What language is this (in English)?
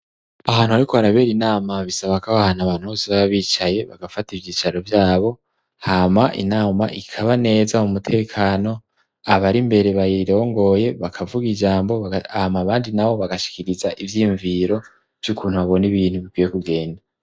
Rundi